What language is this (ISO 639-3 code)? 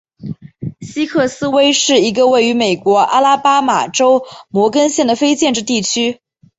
zho